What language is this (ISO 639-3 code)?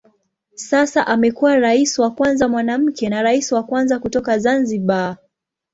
swa